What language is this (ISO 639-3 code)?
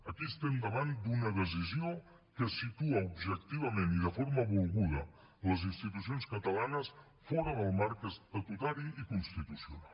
cat